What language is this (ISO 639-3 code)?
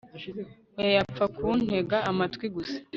kin